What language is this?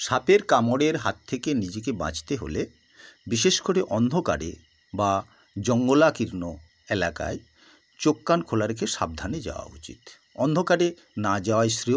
Bangla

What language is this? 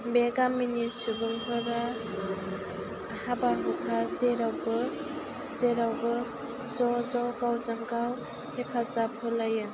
Bodo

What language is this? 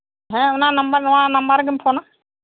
Santali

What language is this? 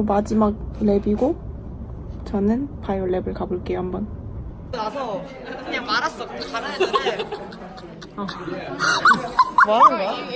Korean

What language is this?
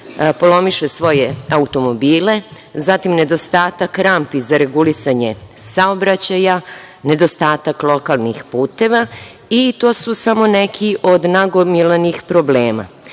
Serbian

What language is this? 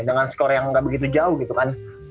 Indonesian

